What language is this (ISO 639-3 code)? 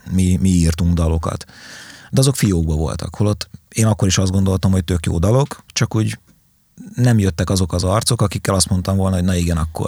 hun